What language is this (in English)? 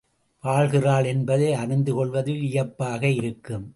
Tamil